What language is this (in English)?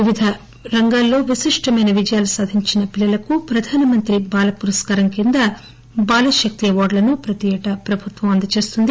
Telugu